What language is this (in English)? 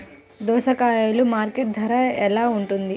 Telugu